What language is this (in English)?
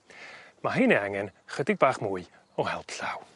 Welsh